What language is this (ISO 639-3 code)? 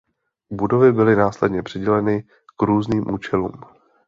ces